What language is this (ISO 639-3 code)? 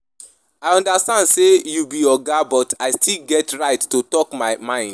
pcm